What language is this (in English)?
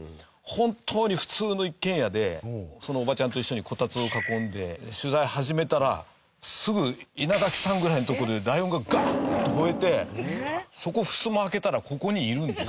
Japanese